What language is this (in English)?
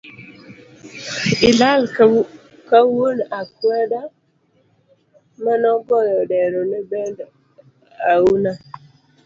Luo (Kenya and Tanzania)